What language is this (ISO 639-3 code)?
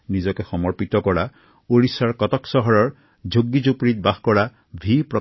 asm